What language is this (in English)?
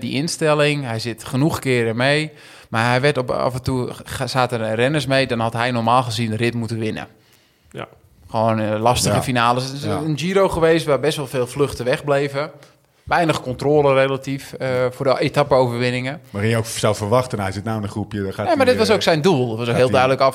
Dutch